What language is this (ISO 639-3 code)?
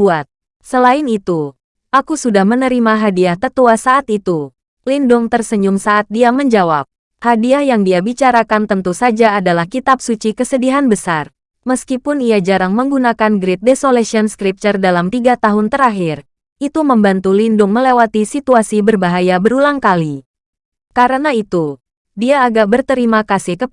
ind